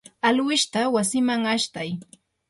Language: Yanahuanca Pasco Quechua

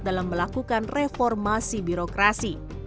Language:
Indonesian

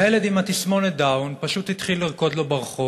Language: Hebrew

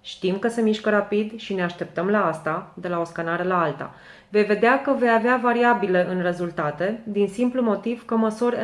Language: Romanian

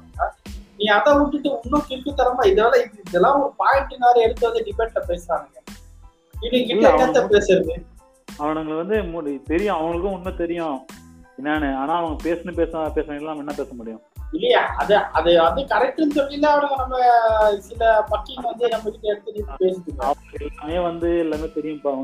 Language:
Tamil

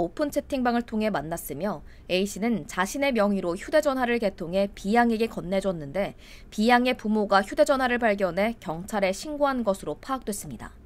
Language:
Korean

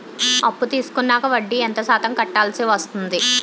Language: Telugu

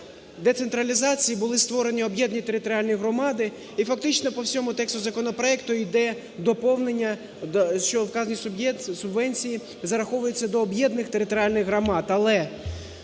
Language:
Ukrainian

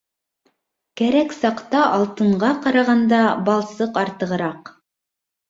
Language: Bashkir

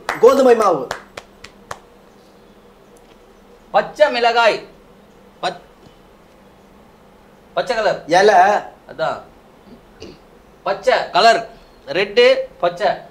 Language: Korean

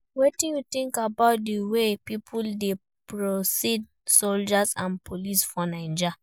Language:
Nigerian Pidgin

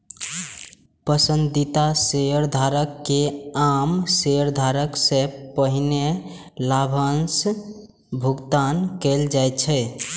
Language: Maithili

